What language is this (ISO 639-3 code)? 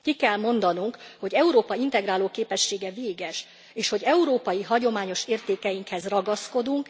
hun